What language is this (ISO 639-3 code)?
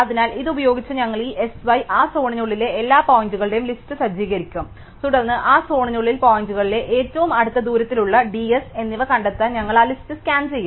mal